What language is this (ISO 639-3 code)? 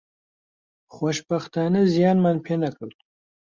ckb